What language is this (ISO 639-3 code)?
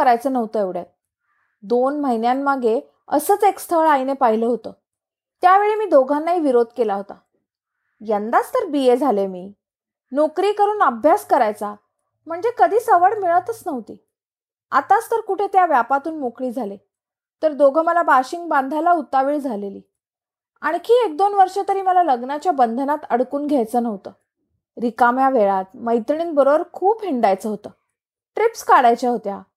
mar